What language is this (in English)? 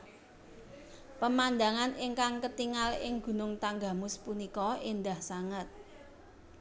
Javanese